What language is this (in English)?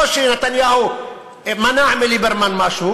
Hebrew